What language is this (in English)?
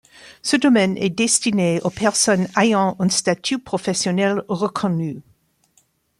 French